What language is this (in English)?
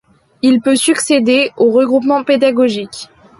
French